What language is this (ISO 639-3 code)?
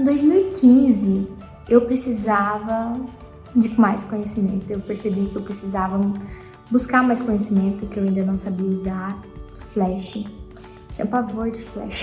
por